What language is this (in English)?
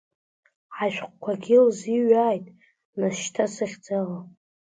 Abkhazian